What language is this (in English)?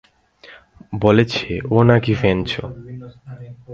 Bangla